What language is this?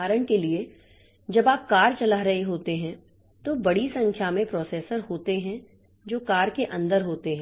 Hindi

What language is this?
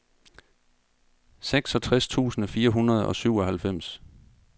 Danish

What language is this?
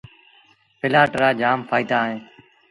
Sindhi Bhil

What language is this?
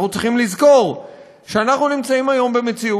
Hebrew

